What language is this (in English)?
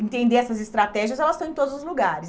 Portuguese